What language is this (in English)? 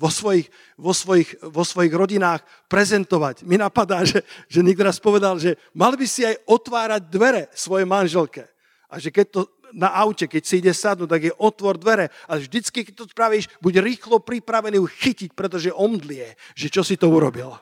Slovak